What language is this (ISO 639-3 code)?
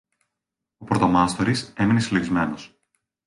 ell